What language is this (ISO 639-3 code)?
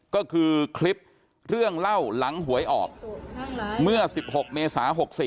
tha